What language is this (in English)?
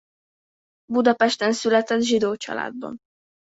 Hungarian